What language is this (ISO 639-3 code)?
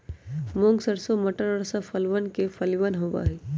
mag